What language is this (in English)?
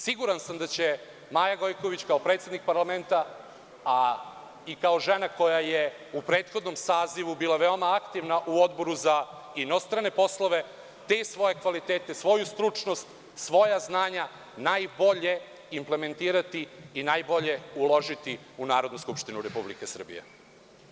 Serbian